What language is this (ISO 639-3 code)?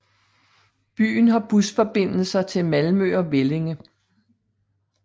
dan